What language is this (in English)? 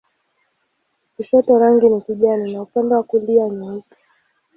Swahili